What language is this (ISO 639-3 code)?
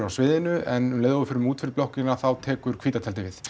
isl